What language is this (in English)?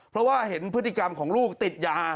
Thai